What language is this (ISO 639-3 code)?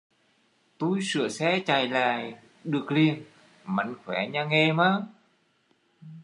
vie